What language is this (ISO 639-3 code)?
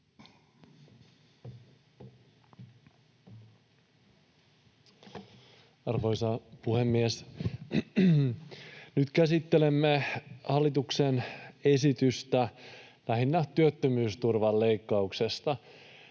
fin